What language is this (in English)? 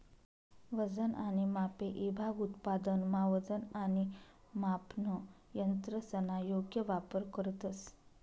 Marathi